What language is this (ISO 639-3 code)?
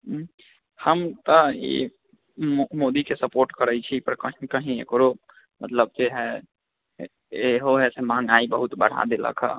mai